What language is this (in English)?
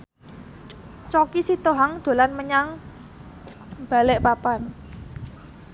Javanese